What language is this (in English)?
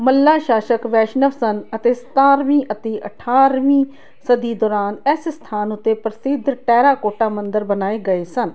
Punjabi